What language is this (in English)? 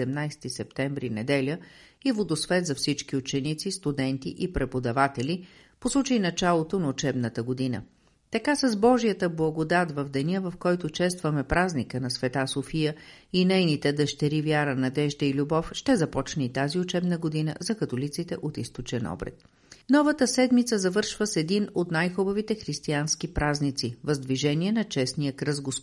Bulgarian